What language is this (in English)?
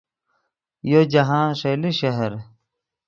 Yidgha